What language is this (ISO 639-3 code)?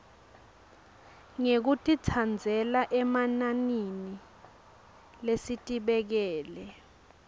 ssw